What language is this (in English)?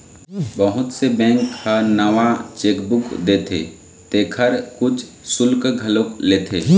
Chhattisgarhi